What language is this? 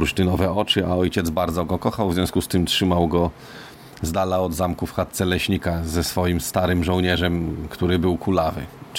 Polish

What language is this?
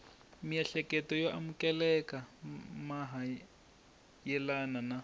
Tsonga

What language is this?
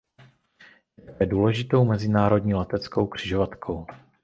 Czech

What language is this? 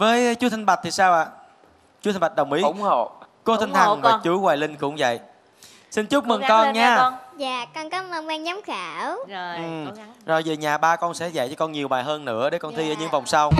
Vietnamese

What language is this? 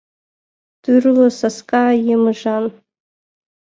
Mari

